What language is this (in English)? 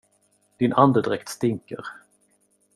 Swedish